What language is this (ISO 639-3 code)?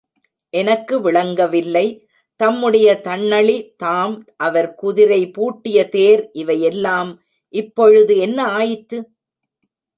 tam